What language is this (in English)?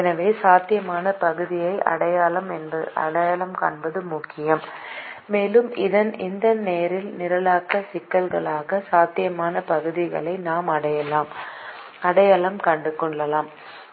Tamil